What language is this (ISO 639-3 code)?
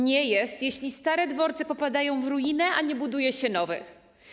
pol